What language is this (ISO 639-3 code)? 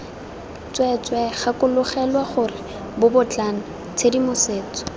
tsn